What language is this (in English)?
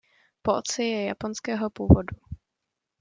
Czech